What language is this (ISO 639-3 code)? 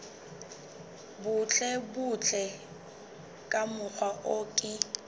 sot